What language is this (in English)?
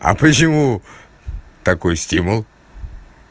Russian